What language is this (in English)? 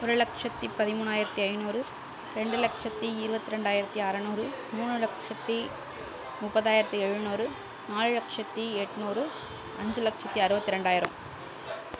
Tamil